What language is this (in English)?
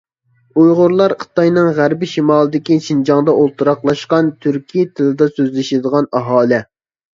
Uyghur